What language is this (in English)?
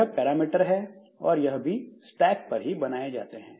Hindi